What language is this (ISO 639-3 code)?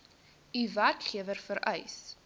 afr